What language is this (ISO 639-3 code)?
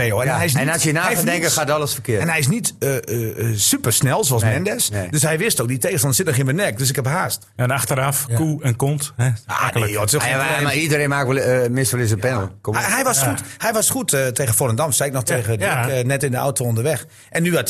nld